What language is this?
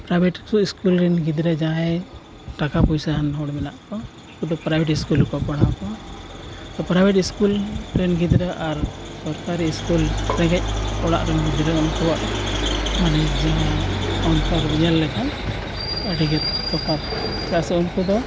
Santali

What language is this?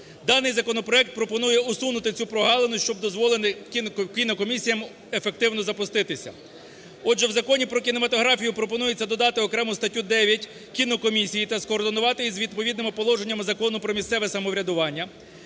Ukrainian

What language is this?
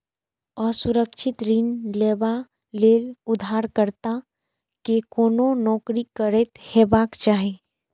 Maithili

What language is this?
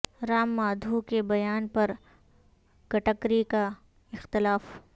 Urdu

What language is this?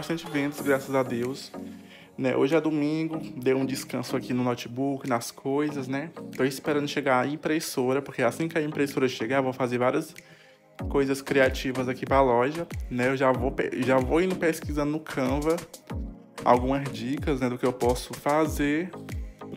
Portuguese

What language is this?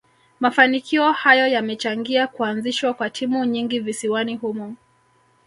Swahili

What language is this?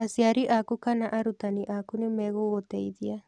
Kikuyu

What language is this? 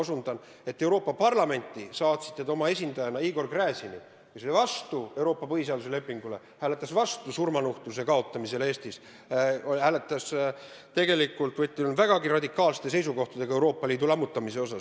Estonian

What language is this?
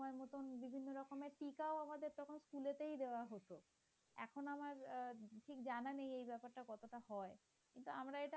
Bangla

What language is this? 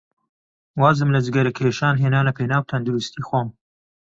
Central Kurdish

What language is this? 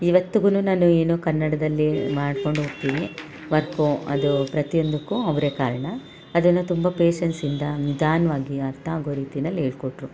Kannada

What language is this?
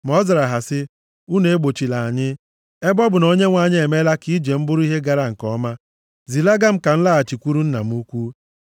Igbo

